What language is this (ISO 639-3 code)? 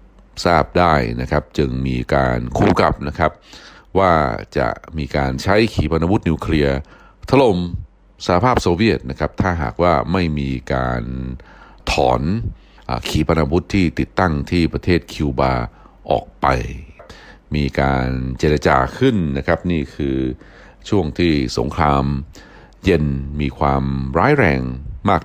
tha